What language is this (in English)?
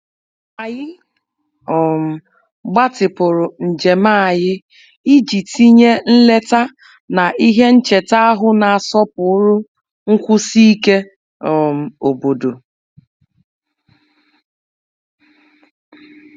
Igbo